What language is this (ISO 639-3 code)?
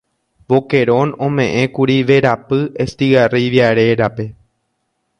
grn